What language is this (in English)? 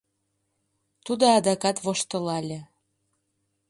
Mari